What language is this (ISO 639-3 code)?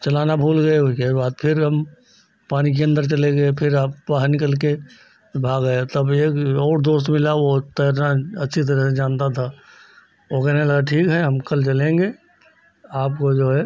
hin